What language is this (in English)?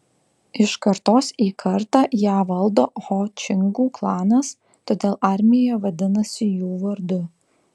Lithuanian